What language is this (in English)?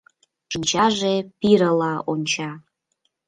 Mari